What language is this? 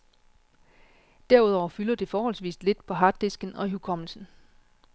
Danish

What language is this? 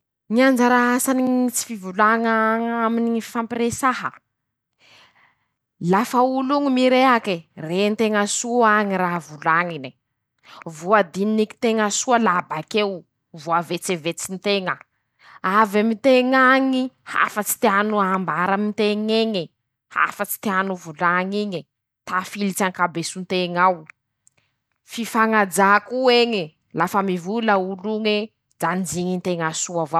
Masikoro Malagasy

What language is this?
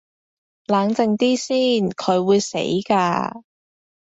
Cantonese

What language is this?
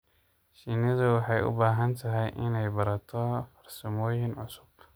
Somali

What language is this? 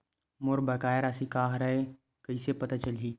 Chhattisgarhi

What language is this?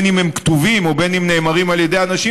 Hebrew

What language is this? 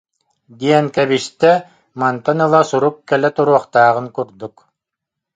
Yakut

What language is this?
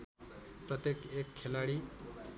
Nepali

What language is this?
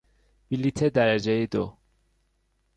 Persian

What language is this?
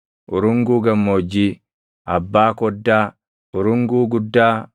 Oromo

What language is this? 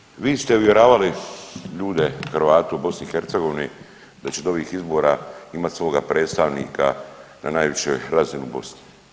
Croatian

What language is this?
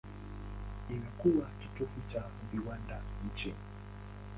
Swahili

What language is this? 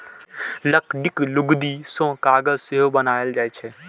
Maithili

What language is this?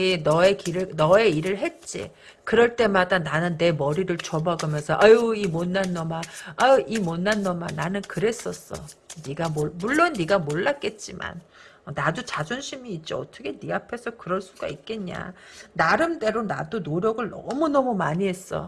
Korean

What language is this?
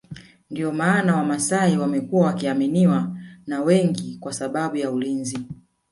Swahili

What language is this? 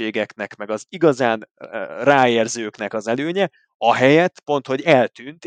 Hungarian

